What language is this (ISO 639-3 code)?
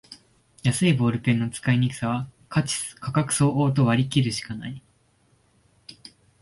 jpn